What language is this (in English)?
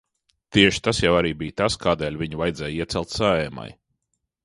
Latvian